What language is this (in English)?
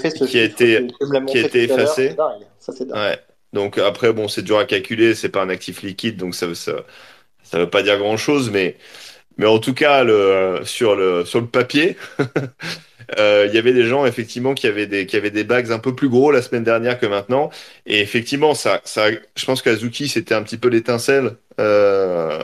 French